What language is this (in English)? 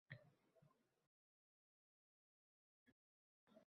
Uzbek